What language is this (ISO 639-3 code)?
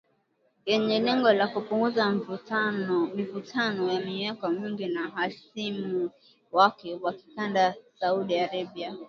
swa